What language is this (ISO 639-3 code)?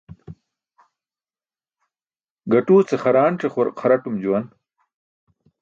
bsk